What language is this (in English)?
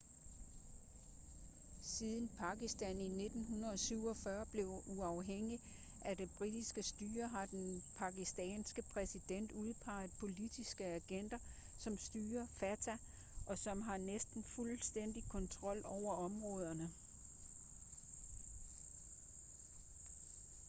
Danish